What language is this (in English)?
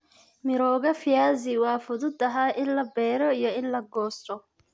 Somali